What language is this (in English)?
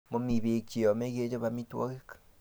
Kalenjin